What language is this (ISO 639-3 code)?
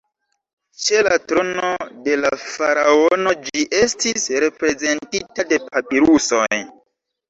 epo